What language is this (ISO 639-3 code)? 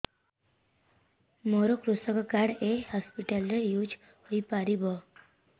ori